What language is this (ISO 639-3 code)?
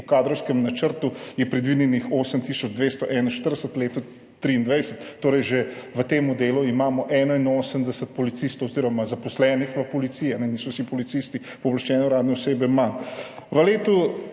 slv